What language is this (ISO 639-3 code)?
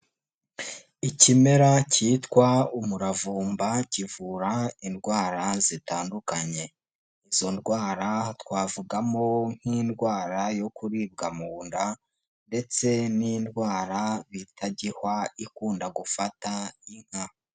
kin